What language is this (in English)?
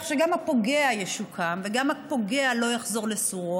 Hebrew